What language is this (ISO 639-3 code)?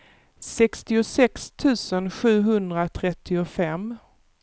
swe